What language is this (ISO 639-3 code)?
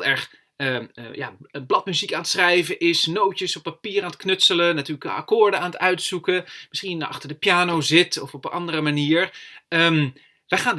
nld